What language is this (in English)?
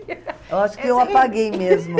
Portuguese